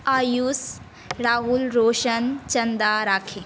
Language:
Maithili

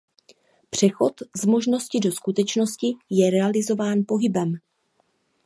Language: Czech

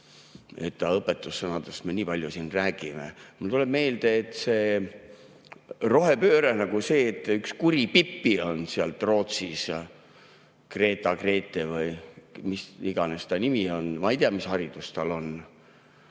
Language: Estonian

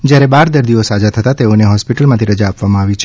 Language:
Gujarati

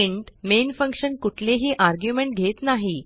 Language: Marathi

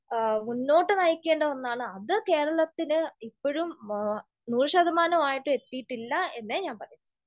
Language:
Malayalam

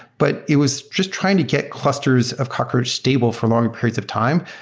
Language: English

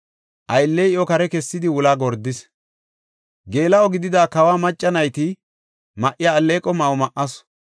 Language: Gofa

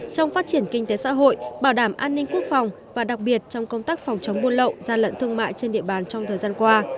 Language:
Vietnamese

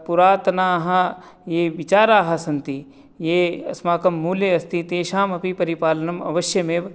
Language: Sanskrit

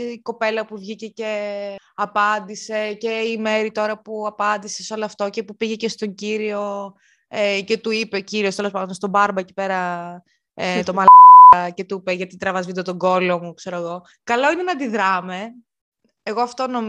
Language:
Greek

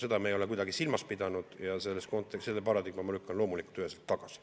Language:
Estonian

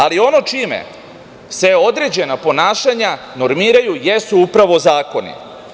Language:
Serbian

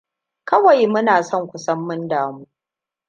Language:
Hausa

